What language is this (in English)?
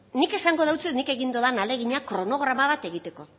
Basque